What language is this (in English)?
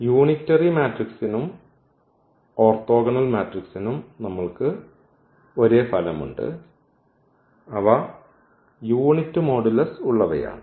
Malayalam